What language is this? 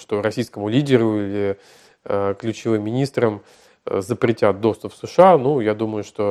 Russian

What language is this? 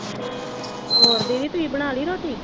Punjabi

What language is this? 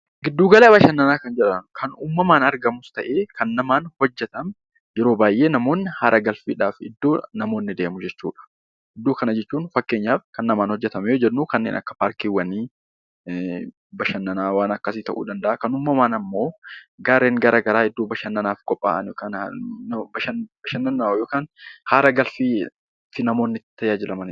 Oromo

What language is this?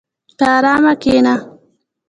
Pashto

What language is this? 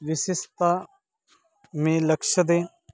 Marathi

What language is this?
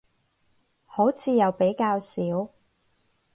Cantonese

